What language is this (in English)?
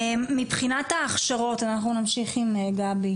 Hebrew